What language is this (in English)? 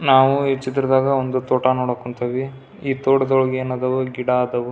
Kannada